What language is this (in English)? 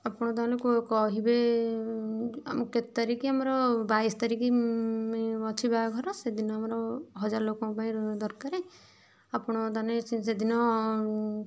Odia